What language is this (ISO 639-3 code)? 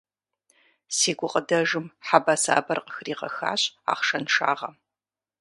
kbd